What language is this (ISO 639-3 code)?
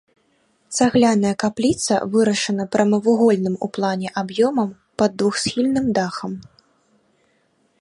bel